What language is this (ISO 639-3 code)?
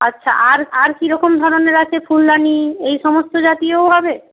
ben